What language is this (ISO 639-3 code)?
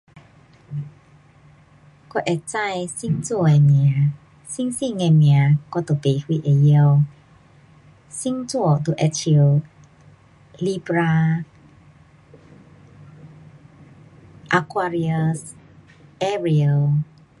cpx